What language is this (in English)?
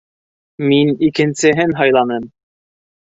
Bashkir